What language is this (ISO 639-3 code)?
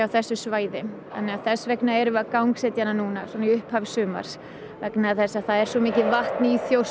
isl